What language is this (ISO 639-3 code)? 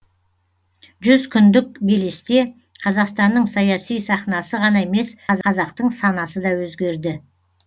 kaz